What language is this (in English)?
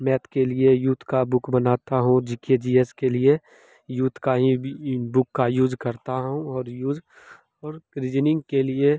Hindi